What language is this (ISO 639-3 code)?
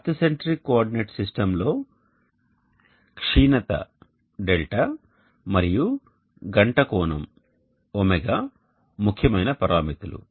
tel